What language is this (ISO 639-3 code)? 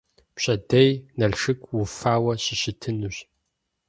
kbd